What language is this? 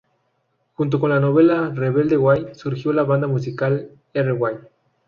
Spanish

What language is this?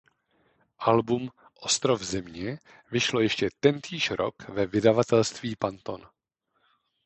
Czech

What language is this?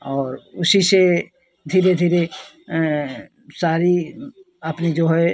Hindi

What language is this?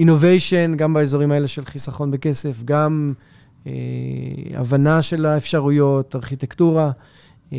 Hebrew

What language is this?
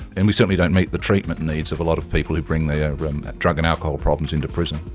English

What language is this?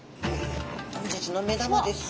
Japanese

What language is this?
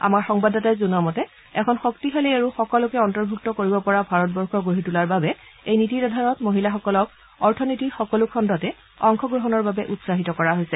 Assamese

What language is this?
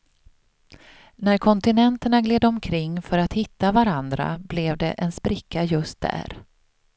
Swedish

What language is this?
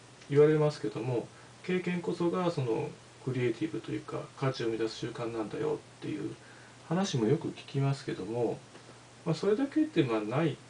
Japanese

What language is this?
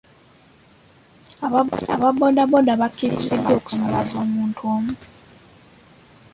Ganda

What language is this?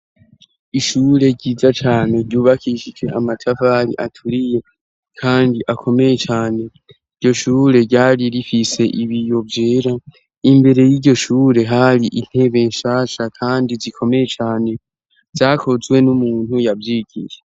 Rundi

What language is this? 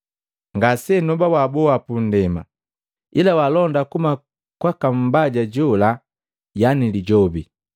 Matengo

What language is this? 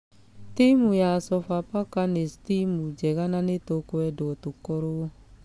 Kikuyu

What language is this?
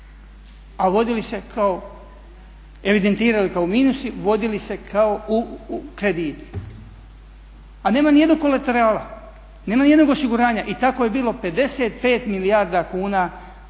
Croatian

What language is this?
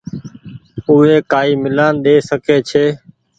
Goaria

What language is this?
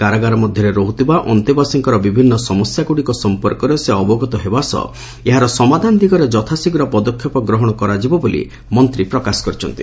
Odia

